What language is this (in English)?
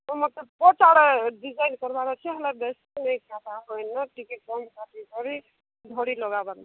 Odia